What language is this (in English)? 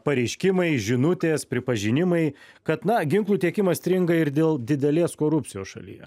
Lithuanian